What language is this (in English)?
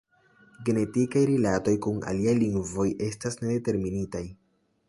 Esperanto